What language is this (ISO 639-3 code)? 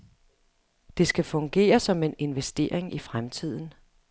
dan